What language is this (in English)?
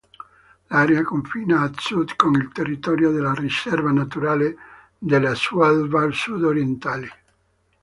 Italian